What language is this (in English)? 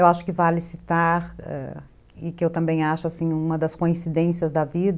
Portuguese